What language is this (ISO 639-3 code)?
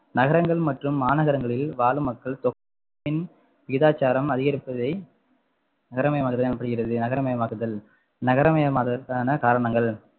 tam